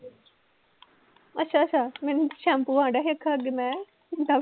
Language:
Punjabi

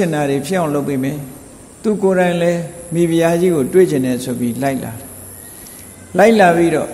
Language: Thai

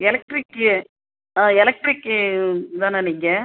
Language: Tamil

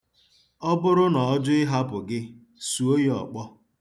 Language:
Igbo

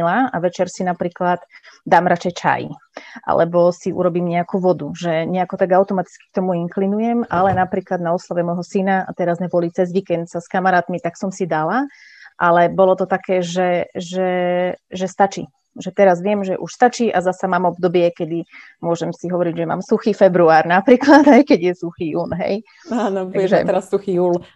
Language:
Slovak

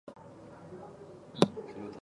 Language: Japanese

